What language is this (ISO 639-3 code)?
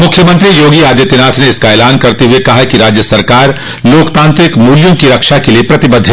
hin